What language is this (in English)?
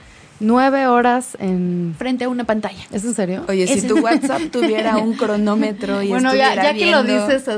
Spanish